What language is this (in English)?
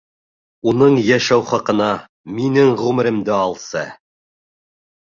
Bashkir